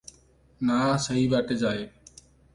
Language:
Odia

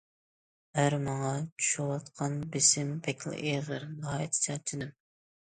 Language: Uyghur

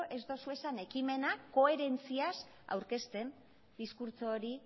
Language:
Basque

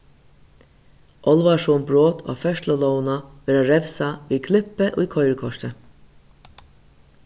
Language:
Faroese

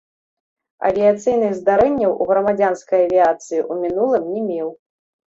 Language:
Belarusian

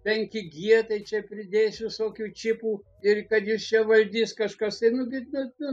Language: Lithuanian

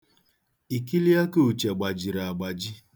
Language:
Igbo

